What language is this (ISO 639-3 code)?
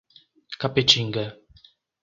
por